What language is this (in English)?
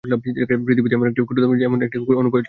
Bangla